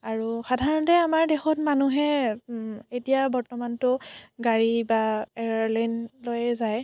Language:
Assamese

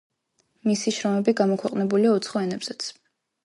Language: Georgian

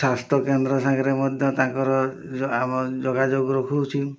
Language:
Odia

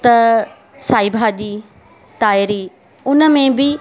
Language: Sindhi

